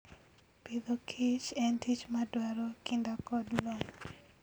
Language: Luo (Kenya and Tanzania)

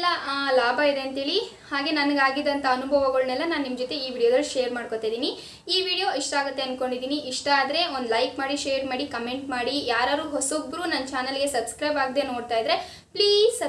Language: Kalaallisut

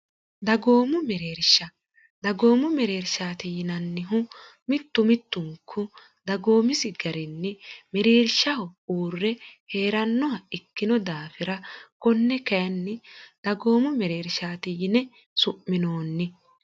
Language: Sidamo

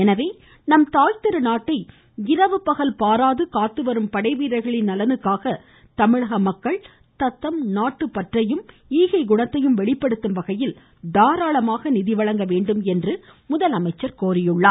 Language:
Tamil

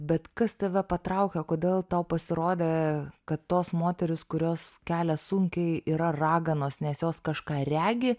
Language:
Lithuanian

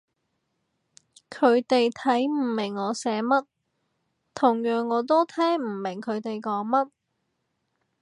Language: Cantonese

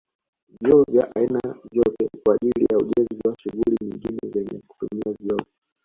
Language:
Swahili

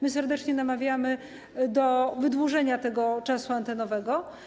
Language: Polish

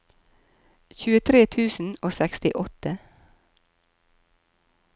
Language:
Norwegian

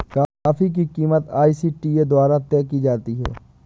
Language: Hindi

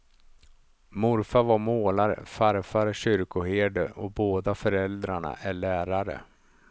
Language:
Swedish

